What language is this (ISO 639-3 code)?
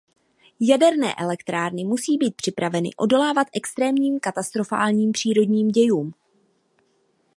ces